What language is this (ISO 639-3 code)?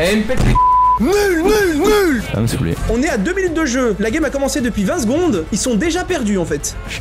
fra